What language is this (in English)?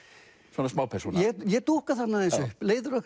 Icelandic